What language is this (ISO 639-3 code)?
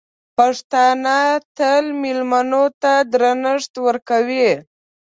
pus